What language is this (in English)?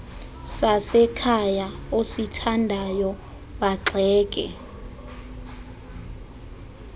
Xhosa